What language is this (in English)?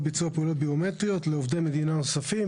Hebrew